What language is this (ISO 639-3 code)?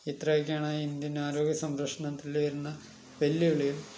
mal